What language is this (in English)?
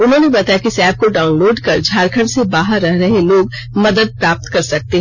Hindi